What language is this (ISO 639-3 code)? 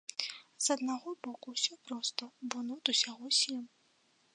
bel